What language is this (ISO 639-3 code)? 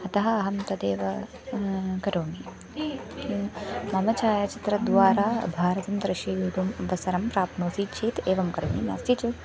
san